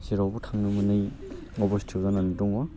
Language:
Bodo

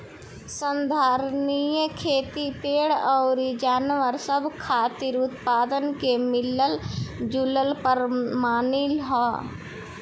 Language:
Bhojpuri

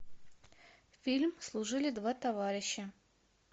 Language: Russian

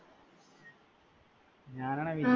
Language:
Malayalam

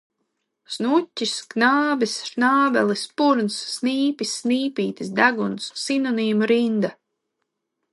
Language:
Latvian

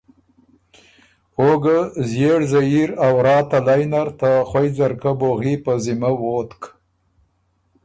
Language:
Ormuri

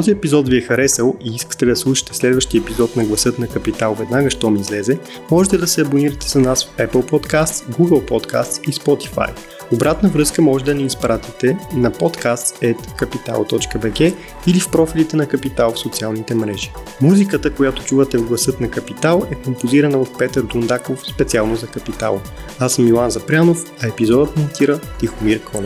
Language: Bulgarian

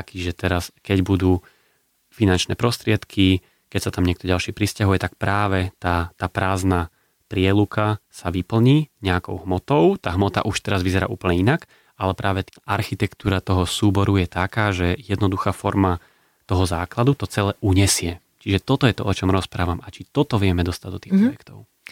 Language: Slovak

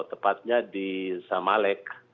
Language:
Indonesian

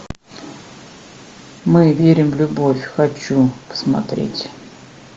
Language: Russian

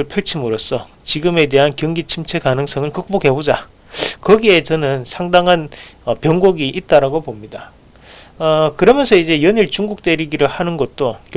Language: Korean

